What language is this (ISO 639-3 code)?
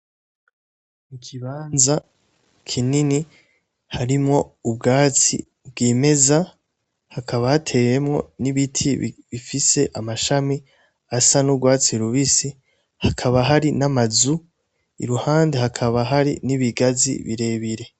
run